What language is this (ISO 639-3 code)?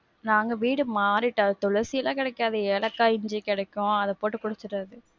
tam